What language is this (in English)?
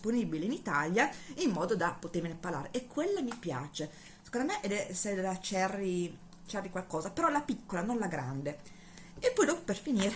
Italian